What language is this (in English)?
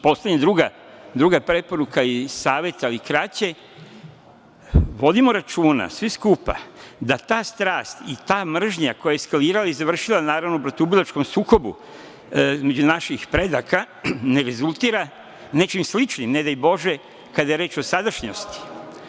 Serbian